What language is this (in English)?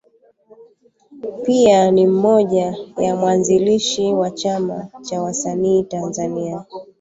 Swahili